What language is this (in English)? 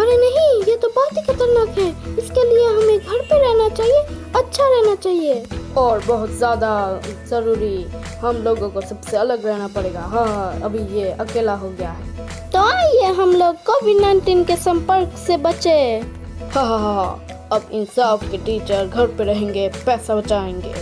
Hindi